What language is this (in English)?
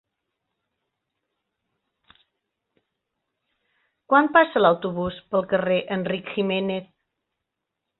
Catalan